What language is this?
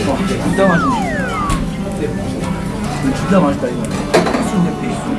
Korean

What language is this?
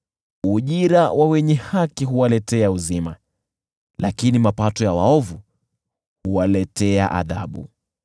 Swahili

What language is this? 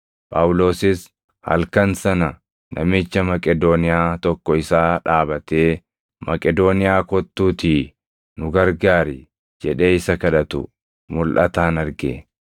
Oromo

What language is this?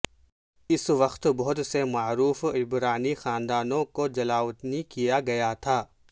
Urdu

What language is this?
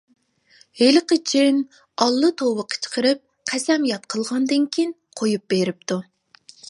Uyghur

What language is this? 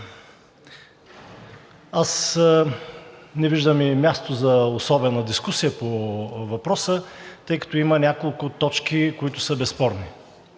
Bulgarian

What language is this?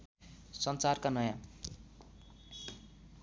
Nepali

